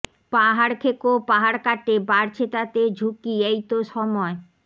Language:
Bangla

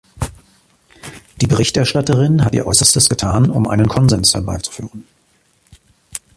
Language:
German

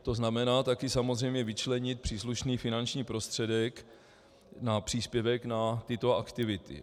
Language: Czech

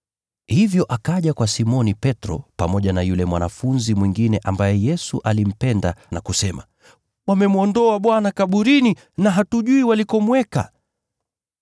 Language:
Swahili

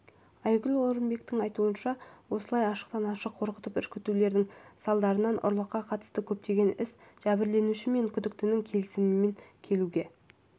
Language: Kazakh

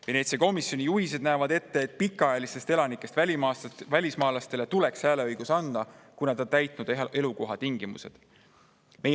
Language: Estonian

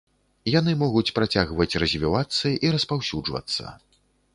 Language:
Belarusian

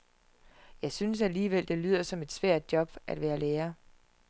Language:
Danish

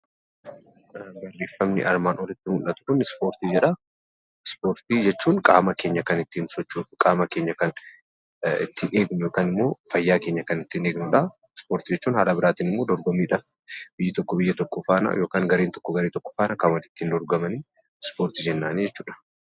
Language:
Oromo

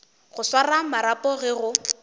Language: Northern Sotho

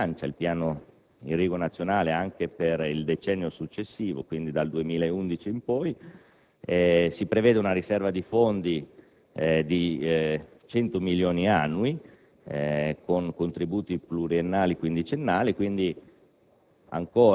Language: Italian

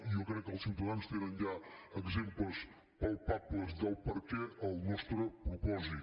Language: Catalan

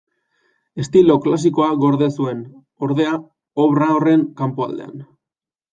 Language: Basque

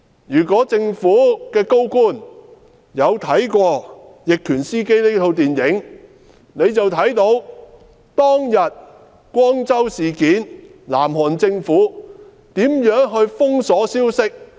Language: Cantonese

